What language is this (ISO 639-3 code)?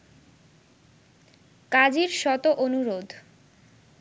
ben